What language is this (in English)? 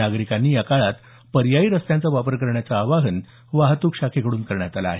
Marathi